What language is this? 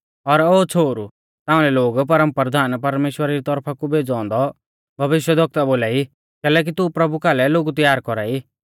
Mahasu Pahari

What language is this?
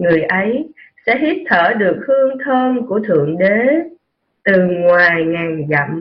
Vietnamese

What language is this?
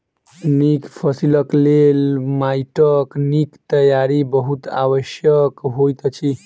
Maithili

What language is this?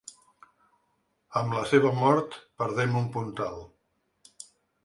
Catalan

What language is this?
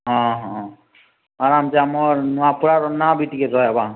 Odia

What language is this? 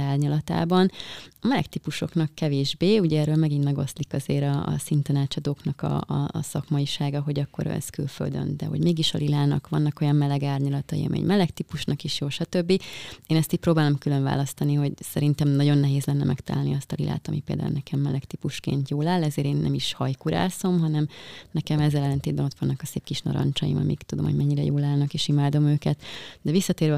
Hungarian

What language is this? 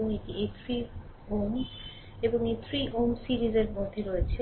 Bangla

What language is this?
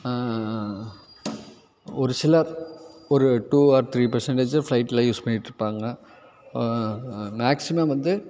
Tamil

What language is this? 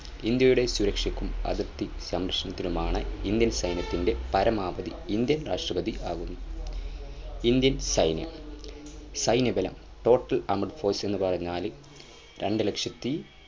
Malayalam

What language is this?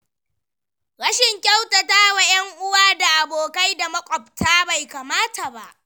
Hausa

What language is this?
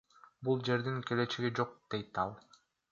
Kyrgyz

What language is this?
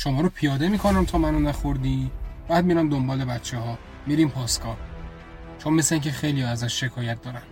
Persian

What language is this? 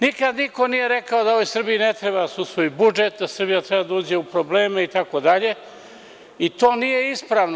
Serbian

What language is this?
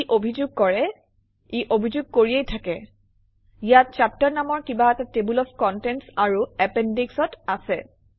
Assamese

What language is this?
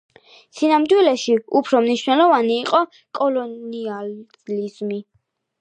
Georgian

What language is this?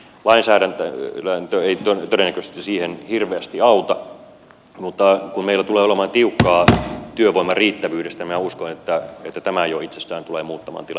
Finnish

